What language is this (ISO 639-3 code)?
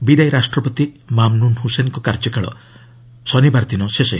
ori